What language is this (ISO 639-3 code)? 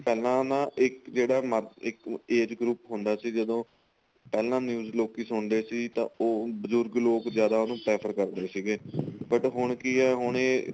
pan